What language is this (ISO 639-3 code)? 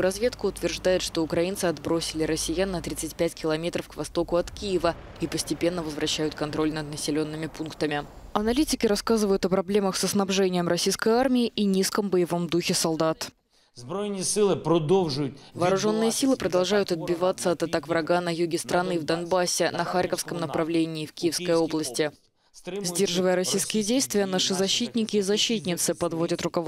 rus